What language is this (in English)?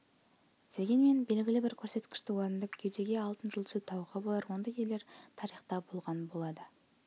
Kazakh